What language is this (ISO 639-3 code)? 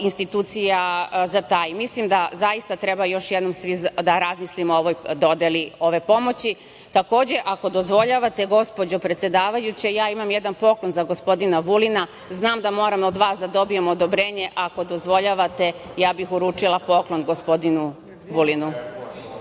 srp